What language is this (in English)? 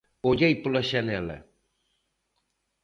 Galician